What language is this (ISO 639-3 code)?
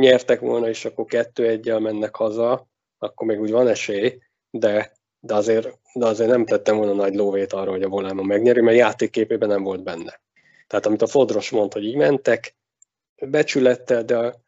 hun